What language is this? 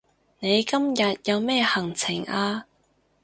Cantonese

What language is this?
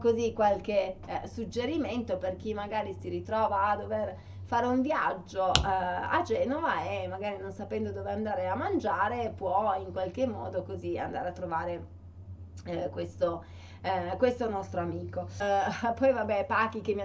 Italian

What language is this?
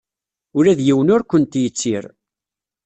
Kabyle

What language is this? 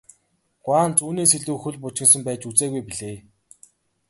Mongolian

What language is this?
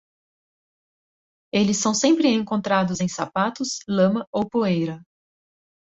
Portuguese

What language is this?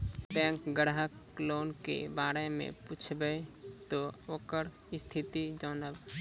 Maithili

